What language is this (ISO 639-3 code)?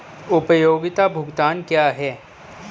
hin